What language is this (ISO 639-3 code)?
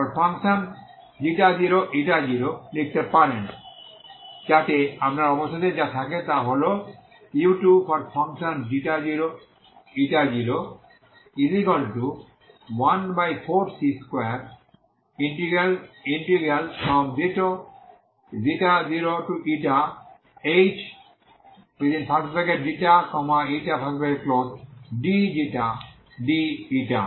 ben